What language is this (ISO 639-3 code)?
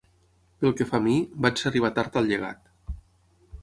cat